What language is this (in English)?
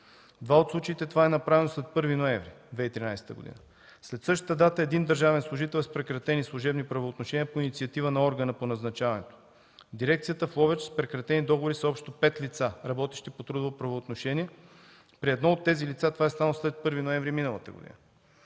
Bulgarian